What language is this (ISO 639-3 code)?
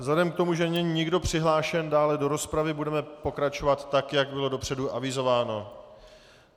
ces